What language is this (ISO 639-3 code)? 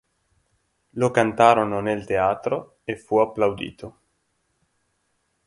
ita